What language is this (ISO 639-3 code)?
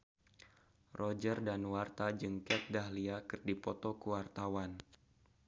sun